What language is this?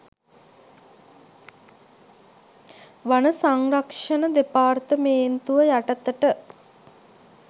Sinhala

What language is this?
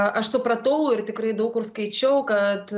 Lithuanian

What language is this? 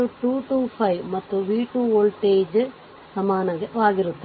Kannada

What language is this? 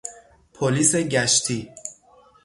Persian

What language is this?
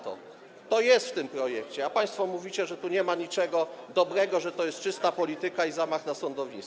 Polish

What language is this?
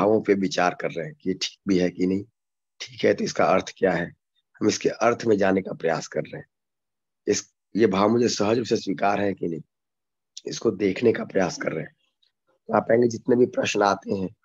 Hindi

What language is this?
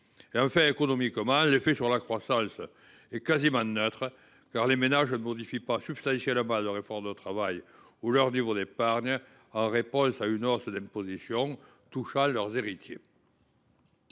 French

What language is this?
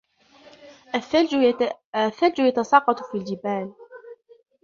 Arabic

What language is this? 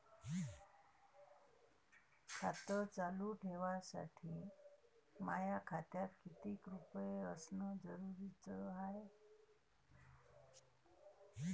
Marathi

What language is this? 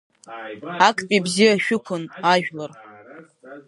Abkhazian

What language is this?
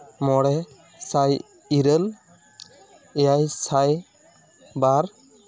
Santali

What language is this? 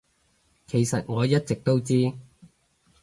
Cantonese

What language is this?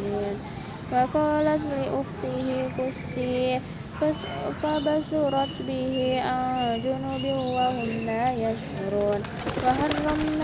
Indonesian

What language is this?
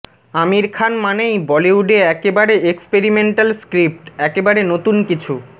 Bangla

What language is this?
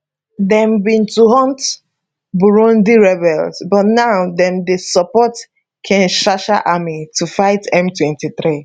Nigerian Pidgin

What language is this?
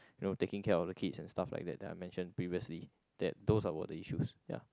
English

